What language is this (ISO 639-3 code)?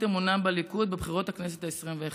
heb